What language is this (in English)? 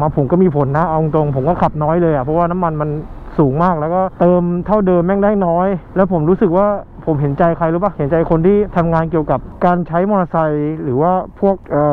Thai